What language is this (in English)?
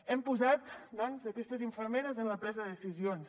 Catalan